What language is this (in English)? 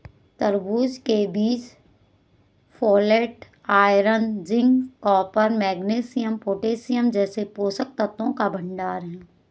Hindi